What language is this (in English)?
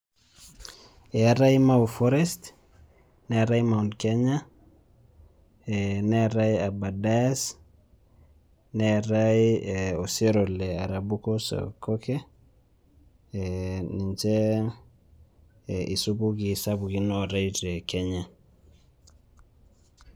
Masai